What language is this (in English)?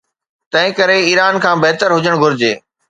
Sindhi